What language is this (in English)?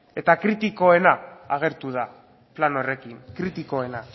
Basque